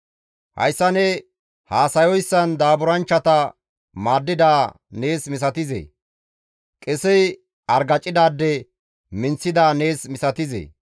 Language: Gamo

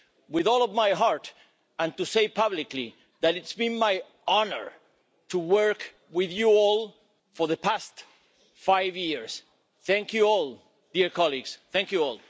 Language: English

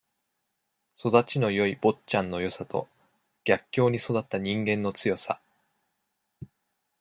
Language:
Japanese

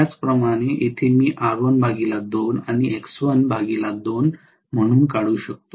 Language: Marathi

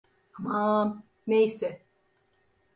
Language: Turkish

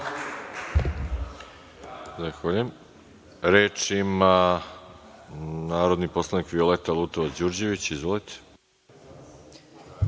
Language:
Serbian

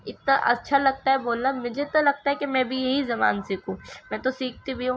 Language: Urdu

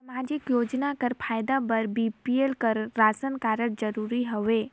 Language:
Chhattisgarhi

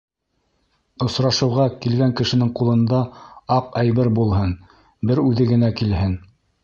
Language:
Bashkir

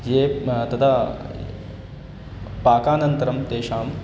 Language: Sanskrit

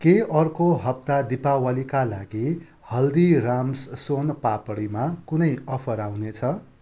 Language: Nepali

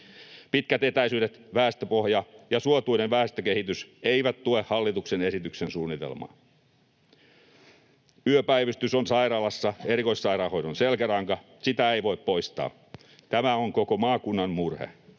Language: Finnish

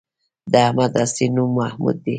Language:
Pashto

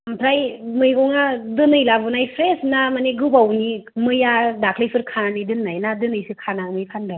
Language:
Bodo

